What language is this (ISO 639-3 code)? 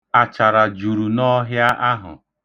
ibo